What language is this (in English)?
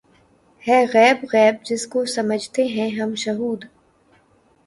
Urdu